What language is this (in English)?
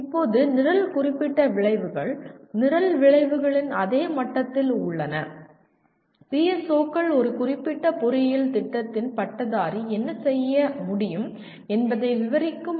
Tamil